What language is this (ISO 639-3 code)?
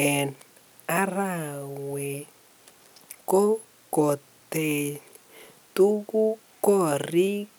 kln